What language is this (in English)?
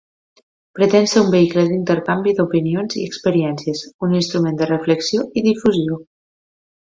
Catalan